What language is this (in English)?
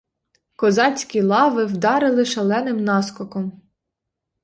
Ukrainian